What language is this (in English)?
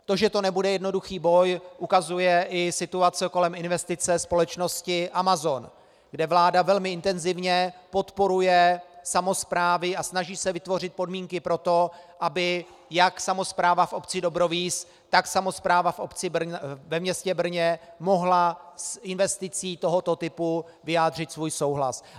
Czech